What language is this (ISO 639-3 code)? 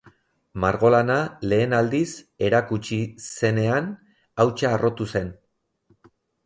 eus